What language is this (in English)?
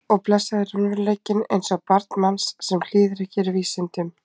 Icelandic